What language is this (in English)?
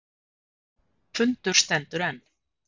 Icelandic